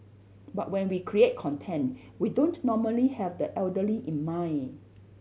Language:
English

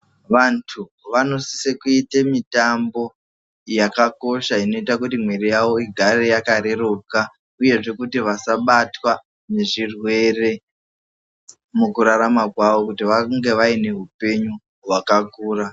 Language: Ndau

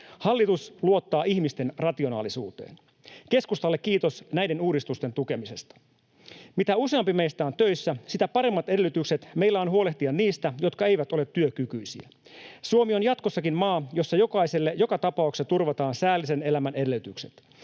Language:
Finnish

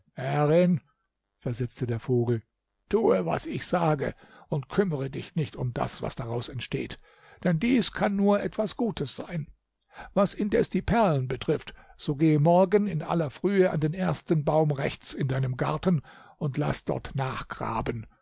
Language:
German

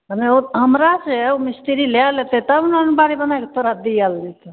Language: Maithili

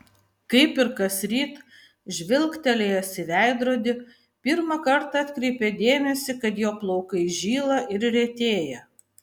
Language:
Lithuanian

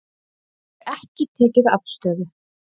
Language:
Icelandic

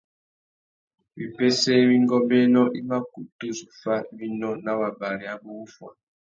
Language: Tuki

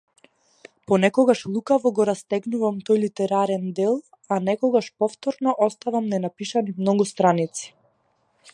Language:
Macedonian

